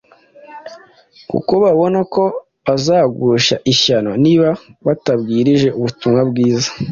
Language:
Kinyarwanda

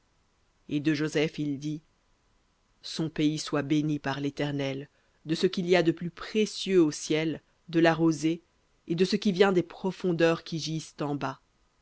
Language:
French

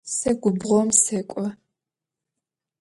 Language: Adyghe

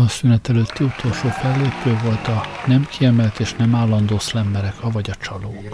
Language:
Hungarian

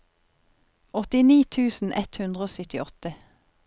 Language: Norwegian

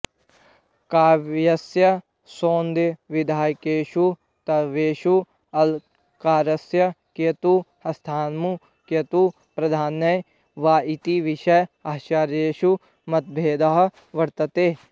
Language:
Sanskrit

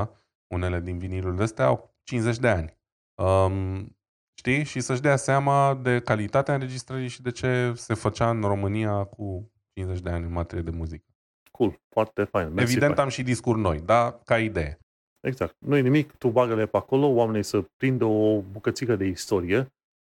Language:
Romanian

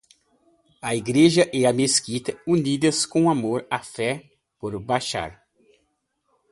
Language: Portuguese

